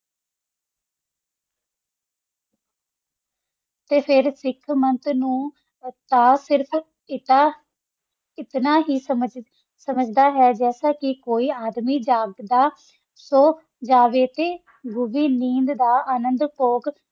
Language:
Punjabi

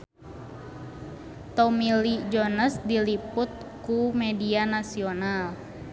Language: Sundanese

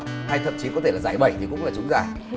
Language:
Vietnamese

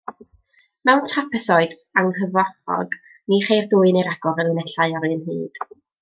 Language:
Welsh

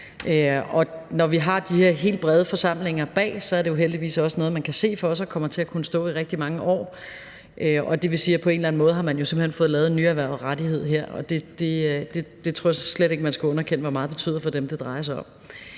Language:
Danish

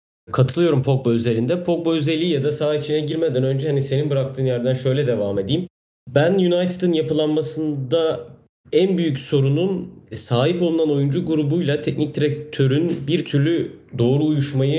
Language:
Turkish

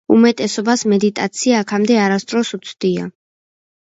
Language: Georgian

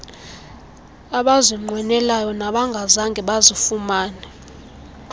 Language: Xhosa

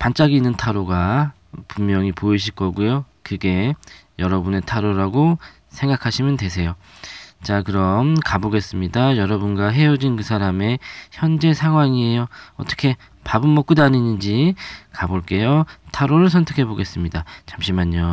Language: Korean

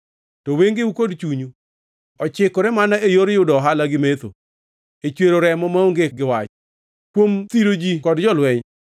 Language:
Luo (Kenya and Tanzania)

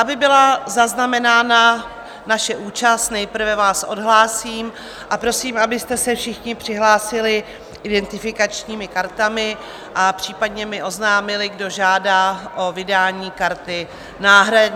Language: Czech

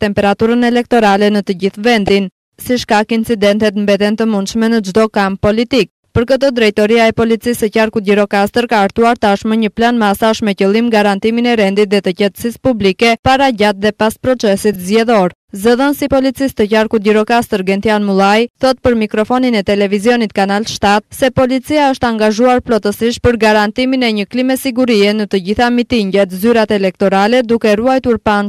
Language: Romanian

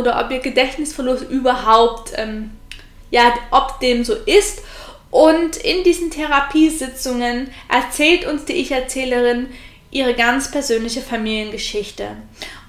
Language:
German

